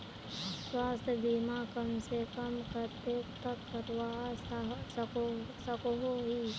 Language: Magahi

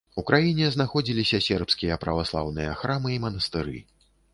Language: Belarusian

